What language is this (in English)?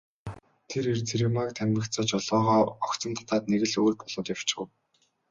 Mongolian